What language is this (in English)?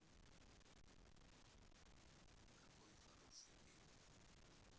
Russian